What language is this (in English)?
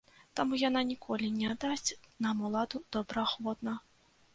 Belarusian